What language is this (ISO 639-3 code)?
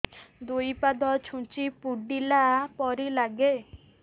ori